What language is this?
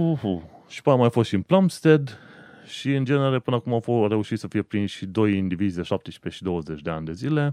Romanian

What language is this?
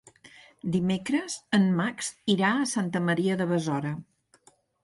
Catalan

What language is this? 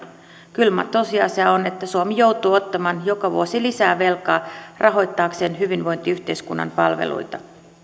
Finnish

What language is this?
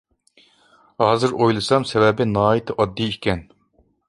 Uyghur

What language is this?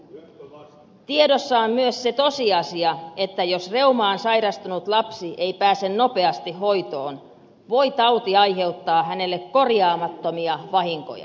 Finnish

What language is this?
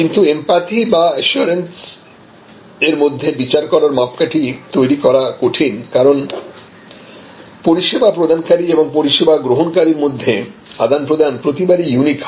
Bangla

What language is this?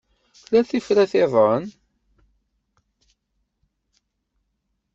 Kabyle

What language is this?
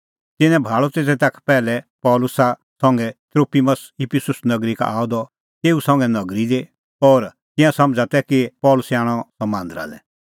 Kullu Pahari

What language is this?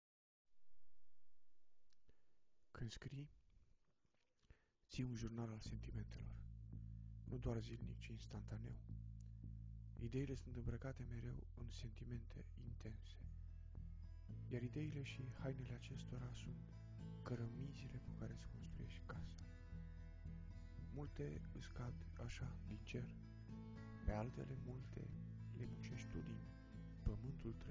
Romanian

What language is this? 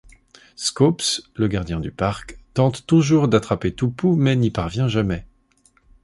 French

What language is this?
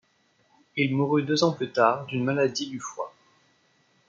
French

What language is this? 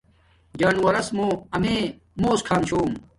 Domaaki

